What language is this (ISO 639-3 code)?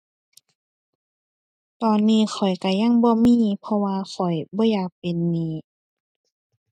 tha